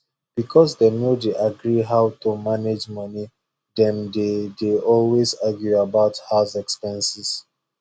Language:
Nigerian Pidgin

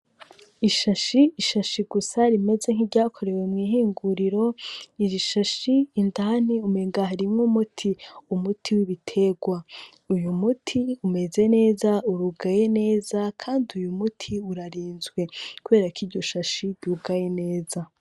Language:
Rundi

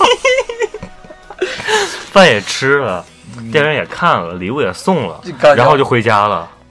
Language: Chinese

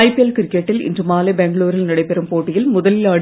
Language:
Tamil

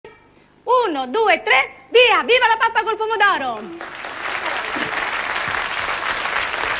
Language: Italian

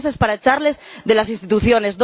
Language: Spanish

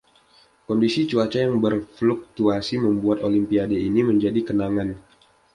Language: Indonesian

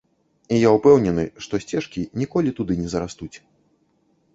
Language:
Belarusian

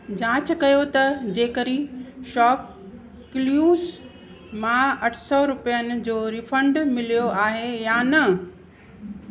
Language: Sindhi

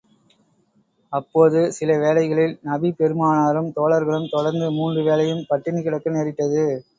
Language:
Tamil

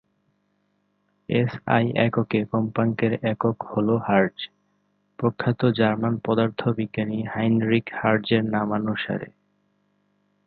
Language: Bangla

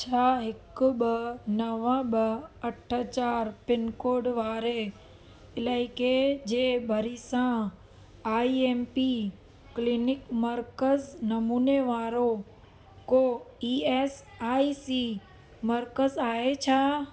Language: Sindhi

